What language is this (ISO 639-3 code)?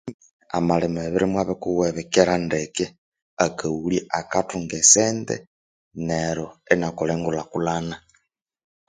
koo